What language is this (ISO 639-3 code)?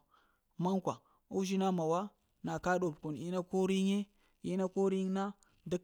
hia